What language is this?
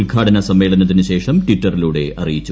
Malayalam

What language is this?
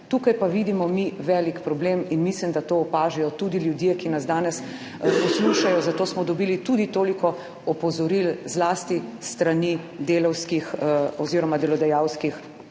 Slovenian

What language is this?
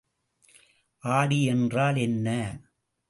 Tamil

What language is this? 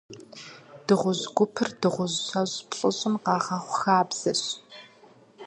Kabardian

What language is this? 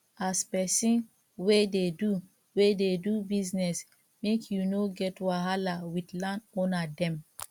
Nigerian Pidgin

